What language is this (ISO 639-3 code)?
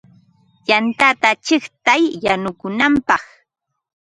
qva